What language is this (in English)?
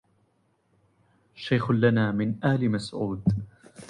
Arabic